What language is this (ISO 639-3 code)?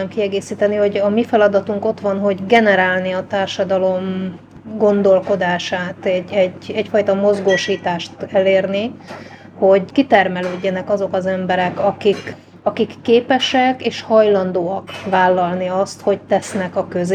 hun